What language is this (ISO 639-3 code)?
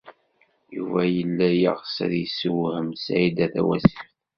kab